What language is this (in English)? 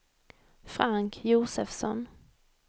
Swedish